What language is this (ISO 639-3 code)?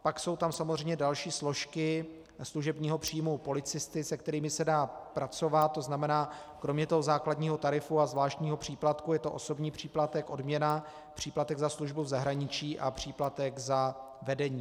ces